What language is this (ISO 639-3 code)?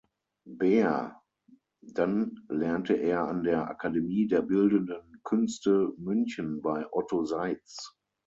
deu